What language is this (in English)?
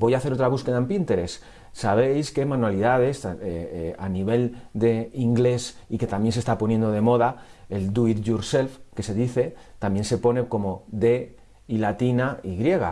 Spanish